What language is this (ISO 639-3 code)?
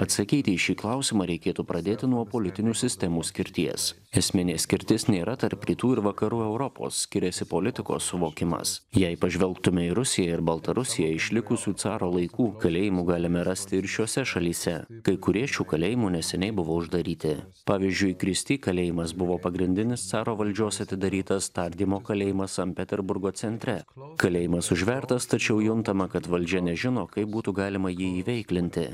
lit